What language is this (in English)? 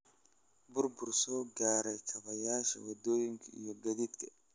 Somali